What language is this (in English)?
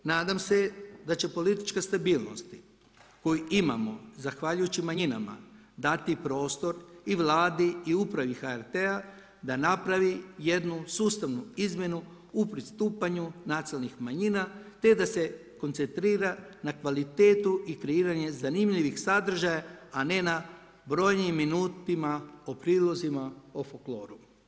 Croatian